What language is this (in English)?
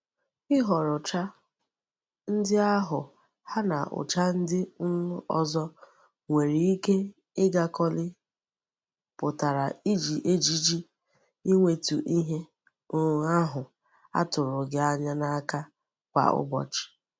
Igbo